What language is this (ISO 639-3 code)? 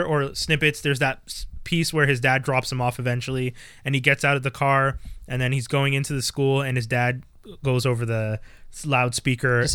eng